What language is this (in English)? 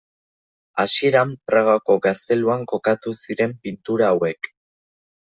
Basque